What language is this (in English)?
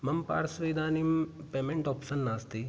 Sanskrit